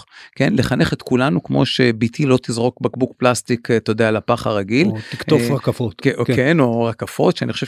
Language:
Hebrew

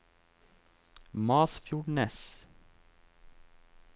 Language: Norwegian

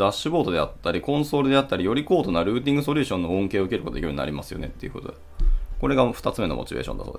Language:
Japanese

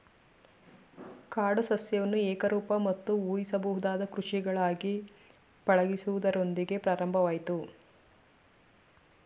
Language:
Kannada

